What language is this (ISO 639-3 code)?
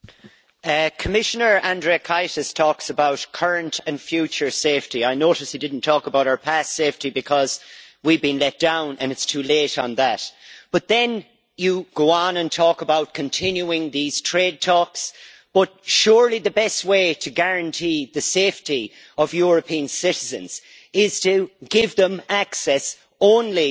eng